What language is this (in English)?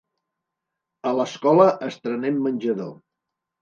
Catalan